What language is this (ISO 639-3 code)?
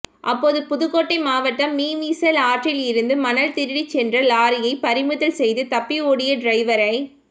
tam